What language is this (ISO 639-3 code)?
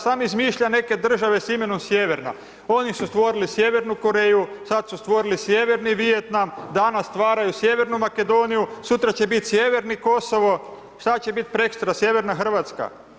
hrv